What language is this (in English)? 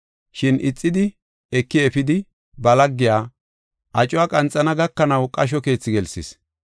Gofa